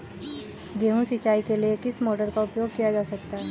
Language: Hindi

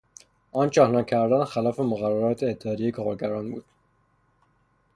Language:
Persian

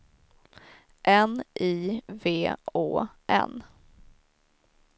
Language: Swedish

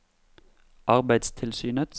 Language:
Norwegian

